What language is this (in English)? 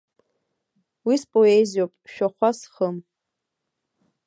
Abkhazian